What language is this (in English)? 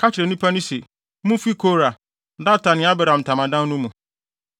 Akan